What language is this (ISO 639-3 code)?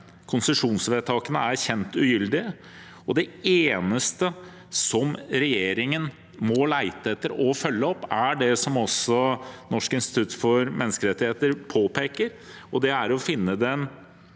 nor